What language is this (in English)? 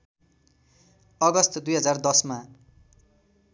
Nepali